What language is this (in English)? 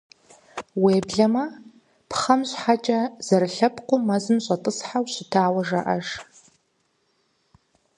Kabardian